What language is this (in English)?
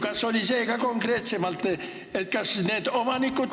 Estonian